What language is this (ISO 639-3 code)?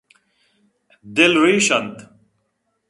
bgp